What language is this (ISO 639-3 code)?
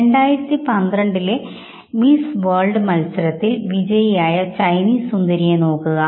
mal